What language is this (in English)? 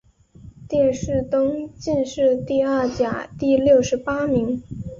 Chinese